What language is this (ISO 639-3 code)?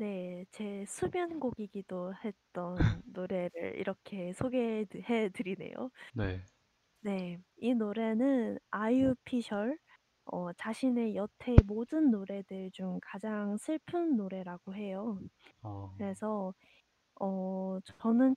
kor